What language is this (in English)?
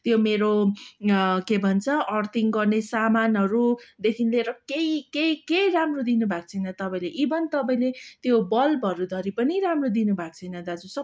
Nepali